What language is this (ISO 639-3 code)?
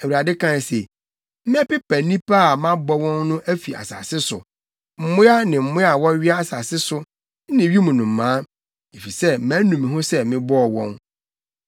aka